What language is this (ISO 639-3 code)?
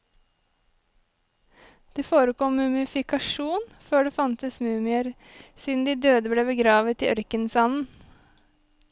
nor